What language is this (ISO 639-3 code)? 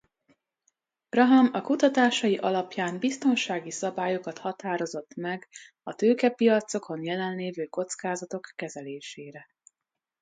hun